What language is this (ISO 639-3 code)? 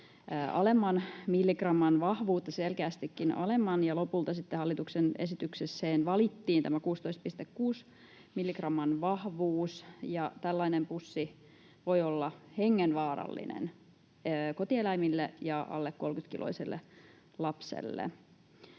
fin